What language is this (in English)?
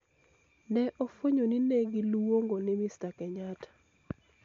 Luo (Kenya and Tanzania)